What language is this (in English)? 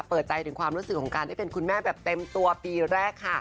Thai